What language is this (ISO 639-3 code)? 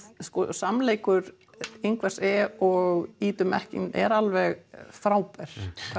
isl